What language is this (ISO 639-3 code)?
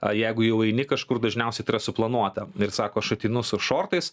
lit